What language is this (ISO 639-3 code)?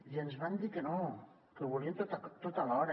cat